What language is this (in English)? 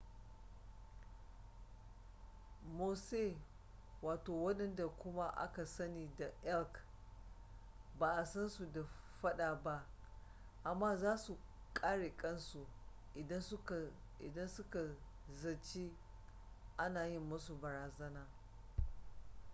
Hausa